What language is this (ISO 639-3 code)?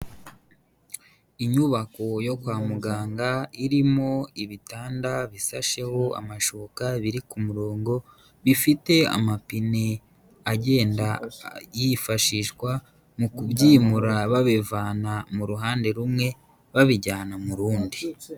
kin